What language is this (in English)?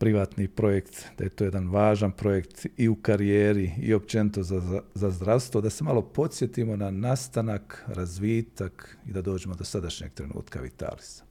Croatian